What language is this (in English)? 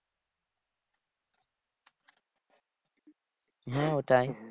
Bangla